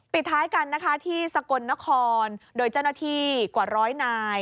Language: Thai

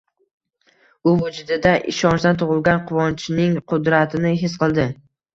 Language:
Uzbek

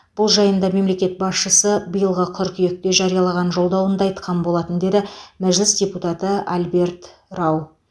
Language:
Kazakh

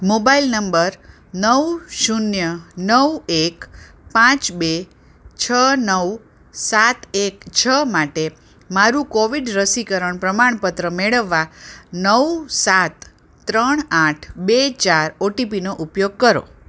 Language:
Gujarati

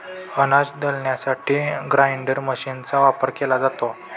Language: Marathi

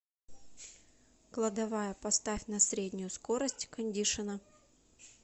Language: Russian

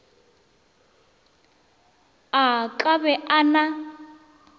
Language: Northern Sotho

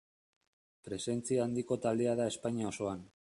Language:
Basque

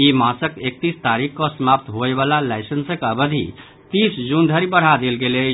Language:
Maithili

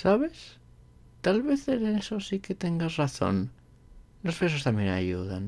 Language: Spanish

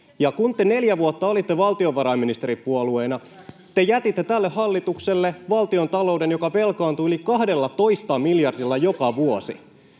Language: Finnish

